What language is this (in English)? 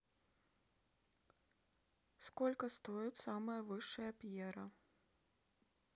Russian